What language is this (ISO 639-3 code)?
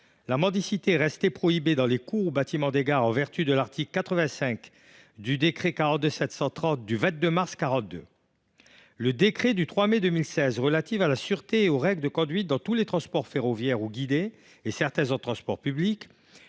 fra